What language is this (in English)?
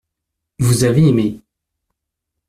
French